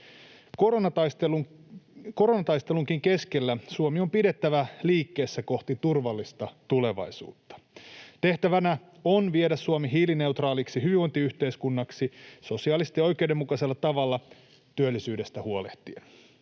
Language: Finnish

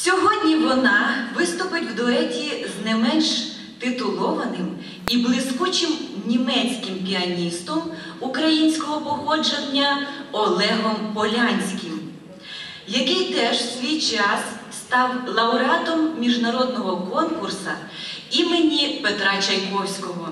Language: Ukrainian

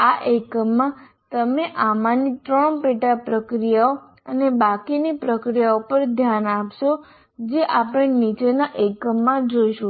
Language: Gujarati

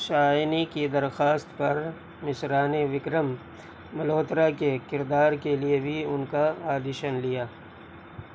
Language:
Urdu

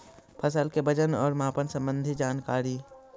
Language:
Magahi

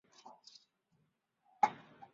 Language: Chinese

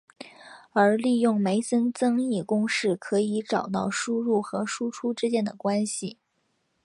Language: Chinese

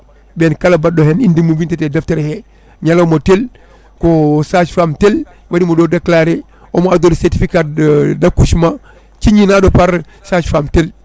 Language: Fula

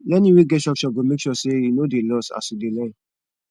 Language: Nigerian Pidgin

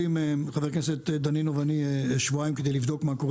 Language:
Hebrew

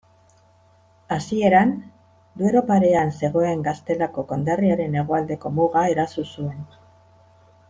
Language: Basque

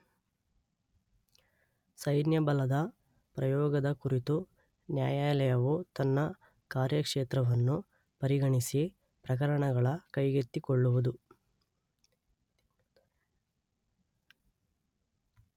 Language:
Kannada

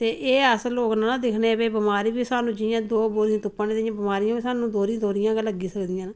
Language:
Dogri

